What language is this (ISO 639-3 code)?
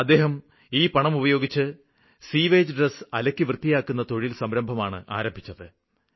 mal